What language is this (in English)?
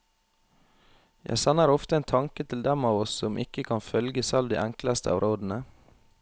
Norwegian